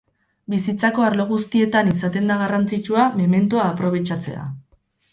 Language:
Basque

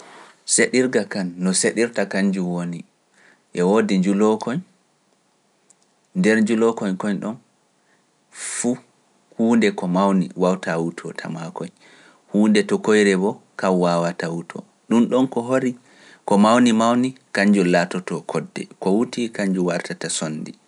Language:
Pular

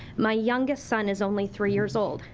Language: English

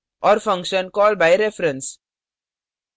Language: Hindi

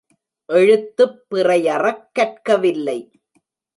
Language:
Tamil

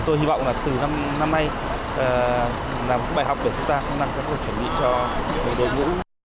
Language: Vietnamese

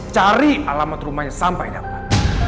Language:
Indonesian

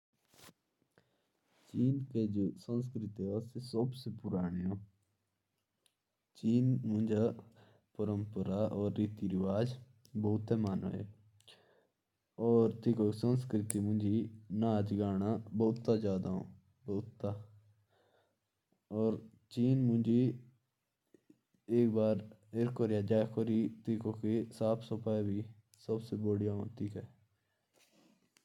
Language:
Jaunsari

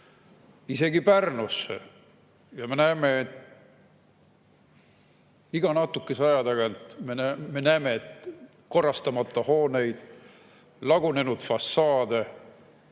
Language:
Estonian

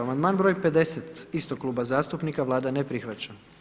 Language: Croatian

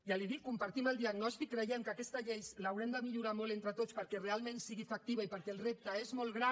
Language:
Catalan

